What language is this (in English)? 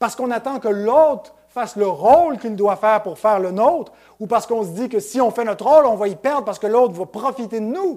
French